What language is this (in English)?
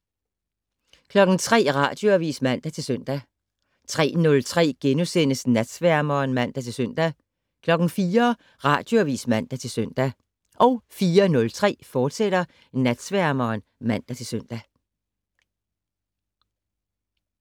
Danish